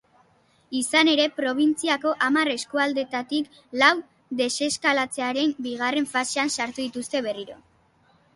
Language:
Basque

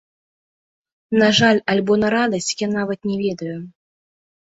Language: Belarusian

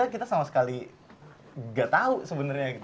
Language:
Indonesian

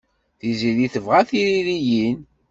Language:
Kabyle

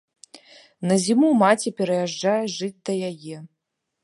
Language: Belarusian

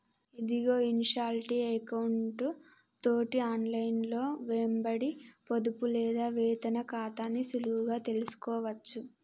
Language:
Telugu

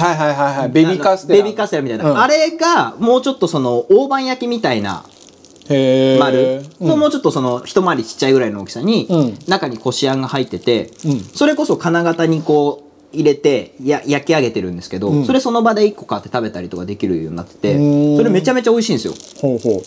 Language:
Japanese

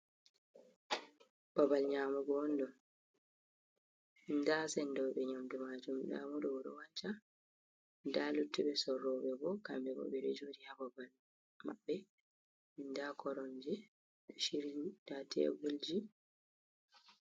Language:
Fula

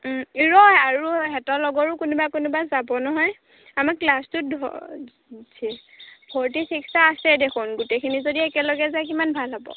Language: Assamese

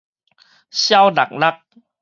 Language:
Min Nan Chinese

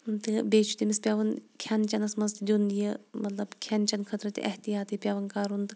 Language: Kashmiri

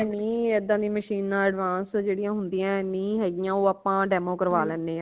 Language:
Punjabi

